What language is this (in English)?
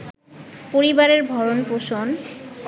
Bangla